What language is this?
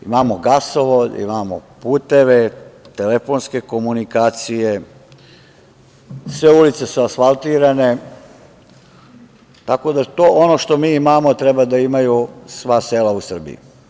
Serbian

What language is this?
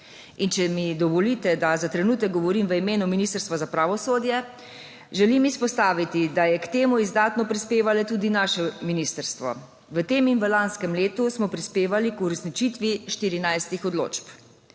Slovenian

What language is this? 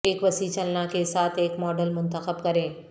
Urdu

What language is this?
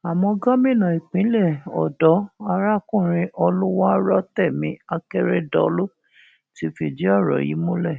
Yoruba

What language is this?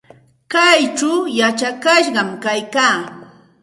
Santa Ana de Tusi Pasco Quechua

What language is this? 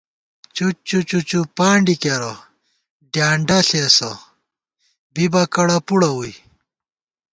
Gawar-Bati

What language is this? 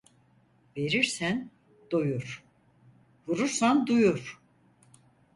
Turkish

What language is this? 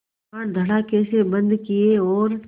Hindi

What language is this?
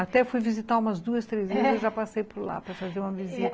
Portuguese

